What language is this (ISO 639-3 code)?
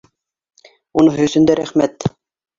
bak